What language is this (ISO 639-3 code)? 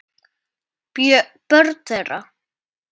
isl